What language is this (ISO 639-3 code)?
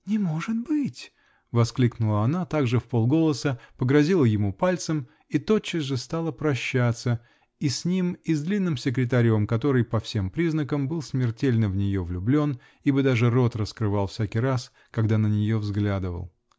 rus